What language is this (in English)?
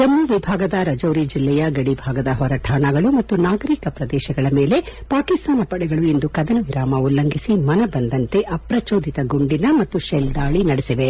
Kannada